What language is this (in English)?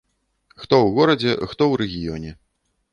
Belarusian